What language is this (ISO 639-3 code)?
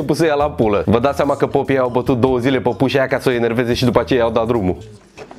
ron